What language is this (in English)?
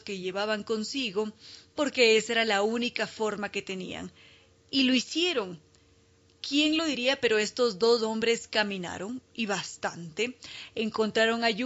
Spanish